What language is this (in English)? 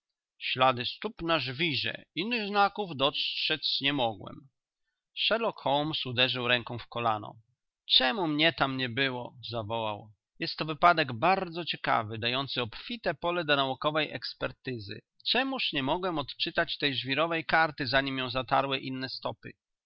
Polish